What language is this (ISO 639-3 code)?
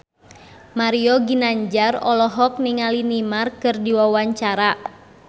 sun